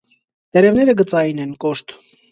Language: Armenian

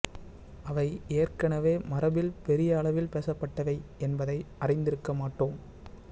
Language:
Tamil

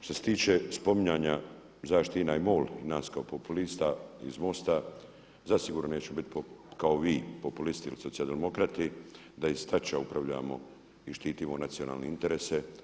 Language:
Croatian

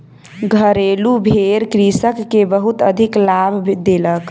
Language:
Maithili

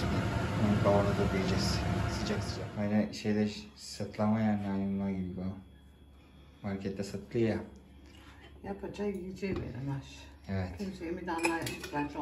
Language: Turkish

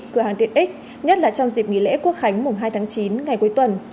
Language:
Vietnamese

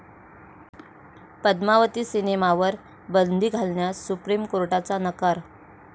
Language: Marathi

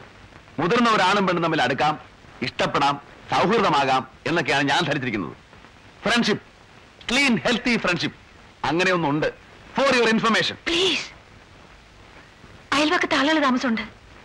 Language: Malayalam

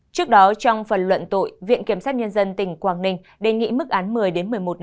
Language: Vietnamese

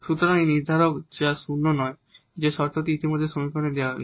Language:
Bangla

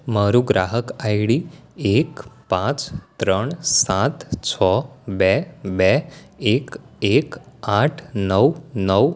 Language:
Gujarati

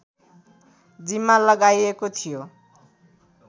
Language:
Nepali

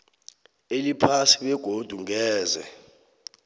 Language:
South Ndebele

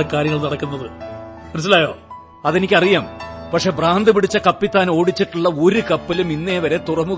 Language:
Malayalam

